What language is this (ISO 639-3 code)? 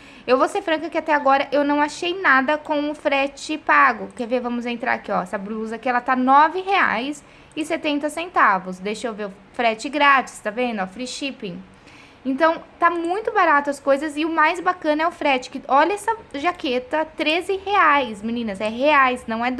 por